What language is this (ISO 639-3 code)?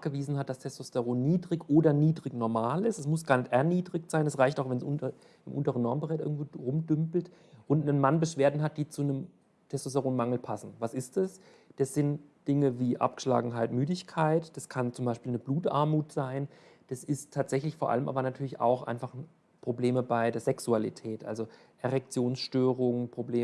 deu